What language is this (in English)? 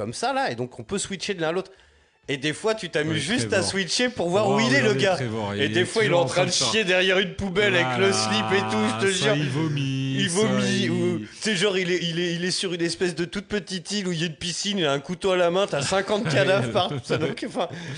French